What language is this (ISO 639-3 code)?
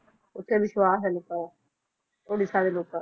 pan